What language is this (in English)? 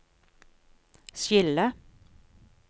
Norwegian